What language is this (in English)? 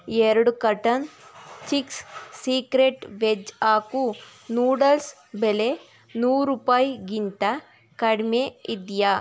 Kannada